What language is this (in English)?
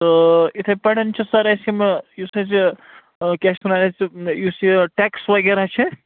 Kashmiri